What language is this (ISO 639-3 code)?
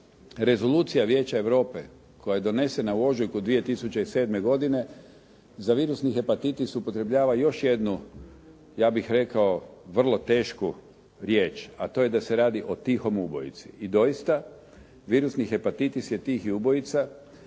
hrv